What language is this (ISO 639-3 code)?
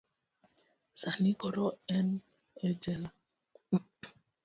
luo